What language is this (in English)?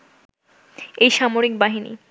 Bangla